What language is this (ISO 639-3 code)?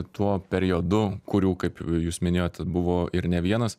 lit